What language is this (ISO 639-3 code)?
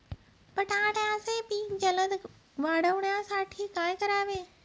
mar